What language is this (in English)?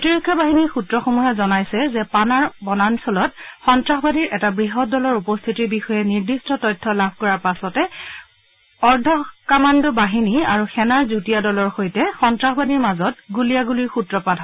Assamese